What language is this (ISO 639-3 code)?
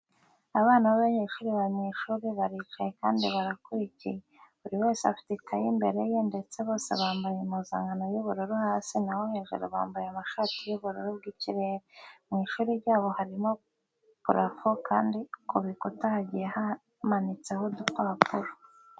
kin